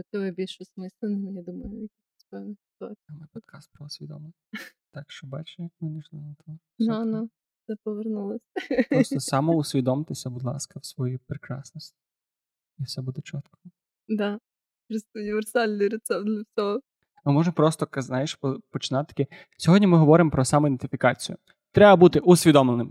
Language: Ukrainian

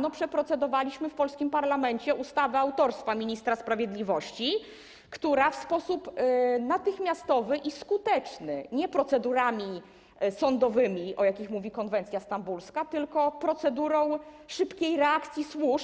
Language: Polish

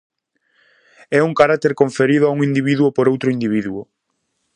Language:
Galician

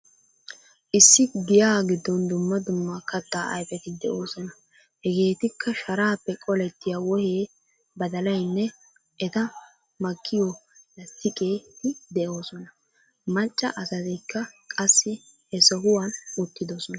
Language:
Wolaytta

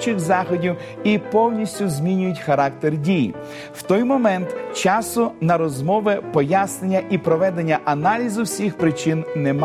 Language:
Ukrainian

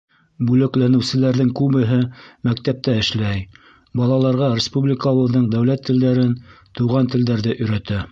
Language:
Bashkir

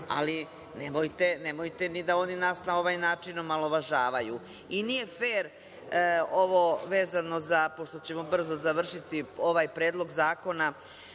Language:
Serbian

